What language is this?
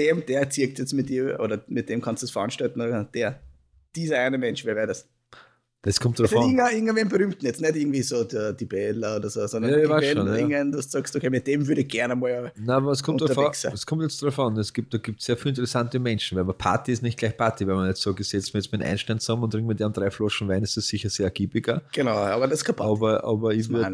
German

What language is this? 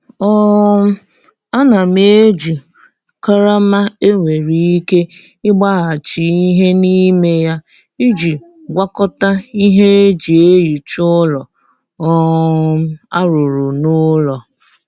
Igbo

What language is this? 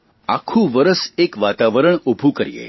Gujarati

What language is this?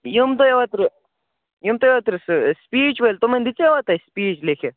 Kashmiri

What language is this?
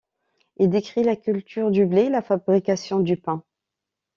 French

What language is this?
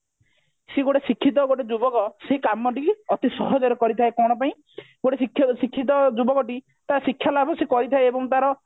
Odia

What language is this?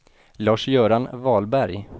Swedish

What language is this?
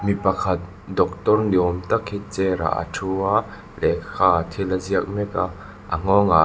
Mizo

